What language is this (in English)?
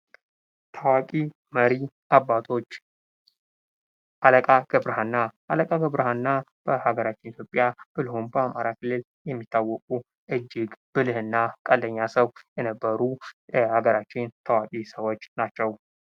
Amharic